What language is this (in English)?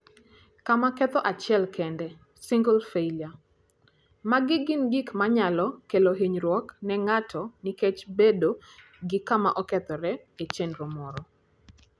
Luo (Kenya and Tanzania)